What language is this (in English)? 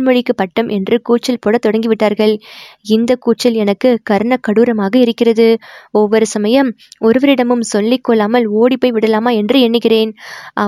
Tamil